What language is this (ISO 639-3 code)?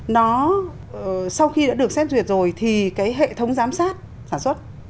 vie